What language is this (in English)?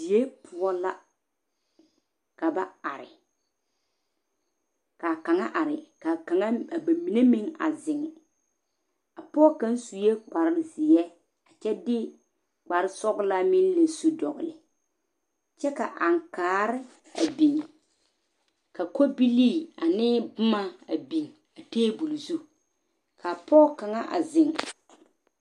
Southern Dagaare